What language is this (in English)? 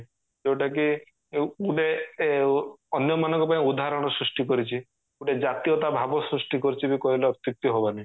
Odia